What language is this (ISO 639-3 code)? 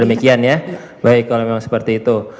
ind